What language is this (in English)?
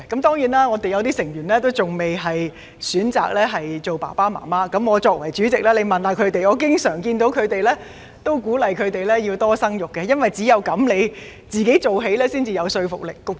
Cantonese